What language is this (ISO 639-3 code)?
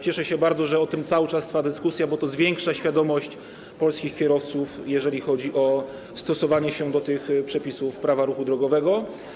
pol